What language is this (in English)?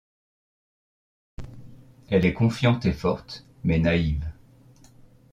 French